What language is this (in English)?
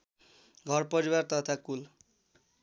Nepali